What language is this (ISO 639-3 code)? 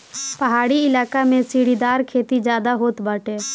bho